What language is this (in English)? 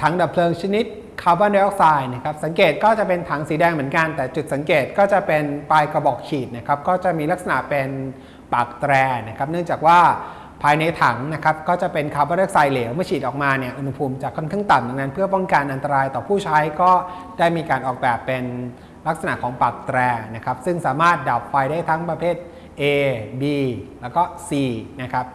Thai